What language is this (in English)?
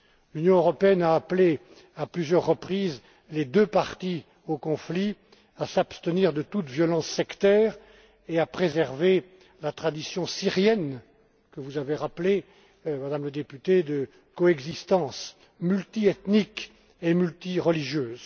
French